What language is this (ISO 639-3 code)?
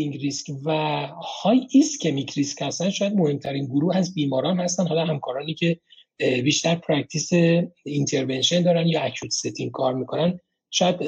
fas